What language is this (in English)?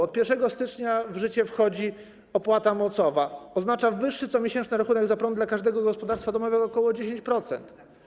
Polish